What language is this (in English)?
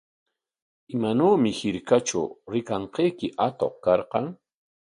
Corongo Ancash Quechua